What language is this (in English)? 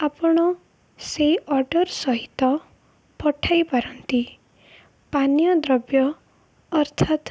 Odia